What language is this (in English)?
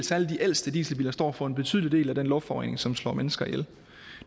Danish